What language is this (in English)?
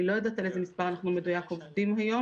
Hebrew